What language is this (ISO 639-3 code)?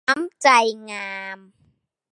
tha